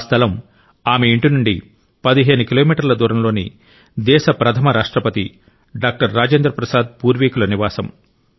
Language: Telugu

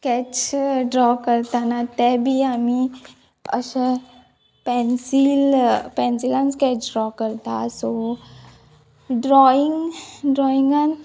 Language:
Konkani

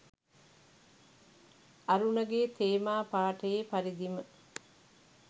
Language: Sinhala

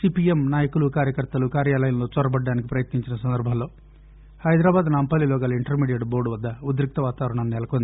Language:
Telugu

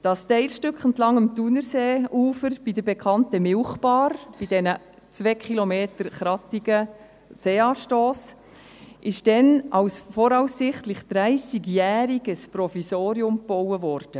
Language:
Swiss German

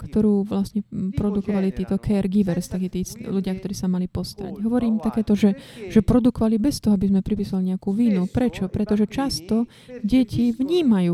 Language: Slovak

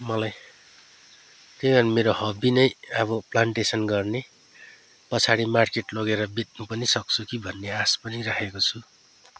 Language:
Nepali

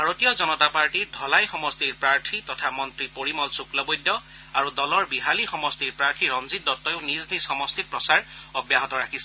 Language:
Assamese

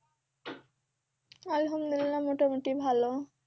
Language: Bangla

